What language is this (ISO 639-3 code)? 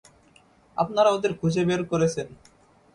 ben